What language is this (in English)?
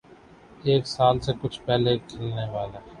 Urdu